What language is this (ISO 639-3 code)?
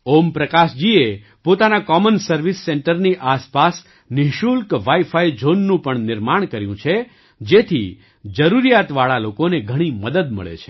guj